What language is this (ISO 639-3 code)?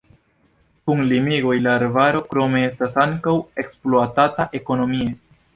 epo